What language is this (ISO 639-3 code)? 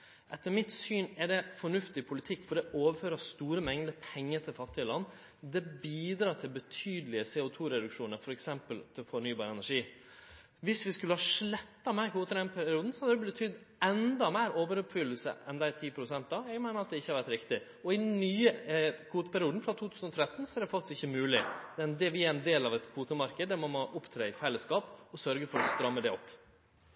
nno